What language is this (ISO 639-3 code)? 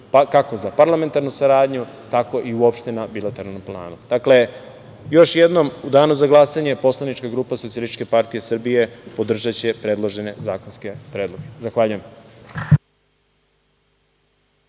srp